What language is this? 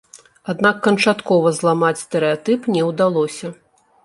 Belarusian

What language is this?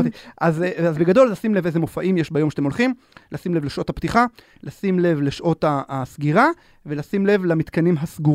Hebrew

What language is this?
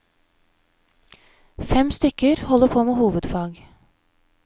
Norwegian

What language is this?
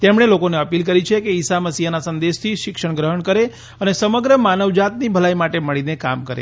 Gujarati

